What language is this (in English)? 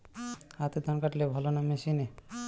Bangla